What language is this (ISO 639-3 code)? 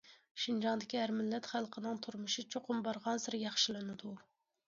uig